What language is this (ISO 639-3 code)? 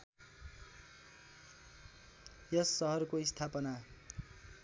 nep